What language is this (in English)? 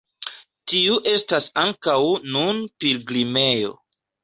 Esperanto